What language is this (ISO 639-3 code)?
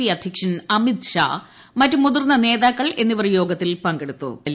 mal